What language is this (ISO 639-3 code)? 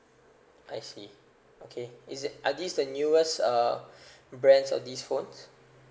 eng